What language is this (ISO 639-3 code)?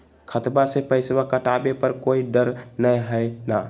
mag